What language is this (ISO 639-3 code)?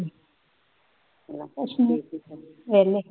pan